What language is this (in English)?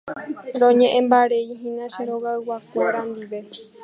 Guarani